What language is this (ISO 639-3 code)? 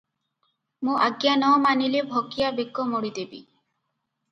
ori